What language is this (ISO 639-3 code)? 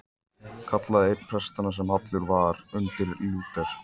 isl